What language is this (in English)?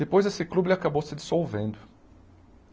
Portuguese